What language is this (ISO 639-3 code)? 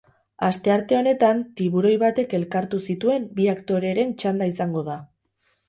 eus